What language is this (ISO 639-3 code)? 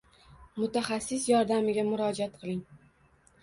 uzb